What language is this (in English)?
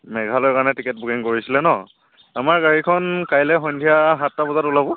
Assamese